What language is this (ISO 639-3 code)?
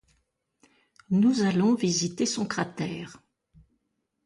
fra